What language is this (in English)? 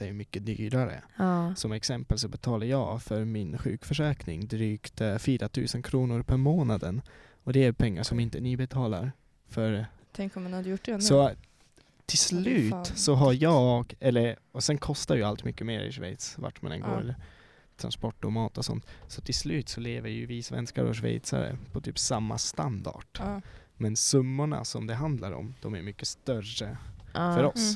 Swedish